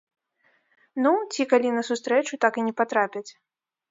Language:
Belarusian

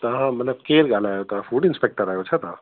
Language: Sindhi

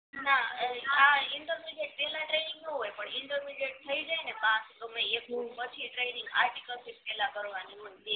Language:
Gujarati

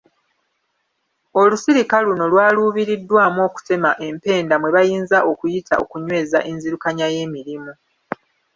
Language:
Ganda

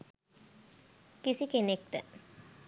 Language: Sinhala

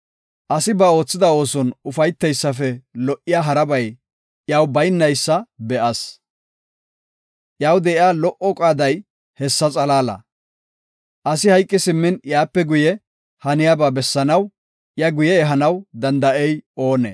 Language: Gofa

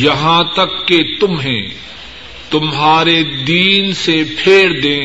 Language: Urdu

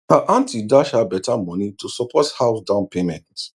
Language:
Nigerian Pidgin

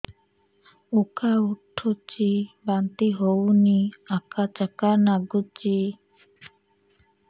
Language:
Odia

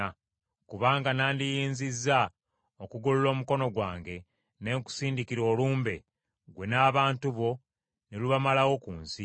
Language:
Ganda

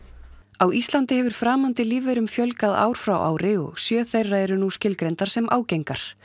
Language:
Icelandic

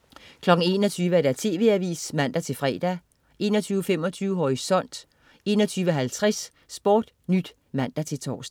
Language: Danish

